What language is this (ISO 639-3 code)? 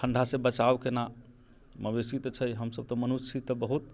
mai